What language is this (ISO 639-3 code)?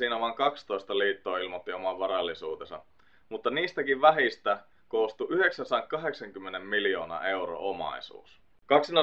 fin